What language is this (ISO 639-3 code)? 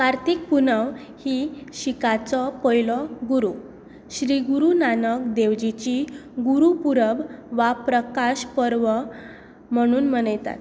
kok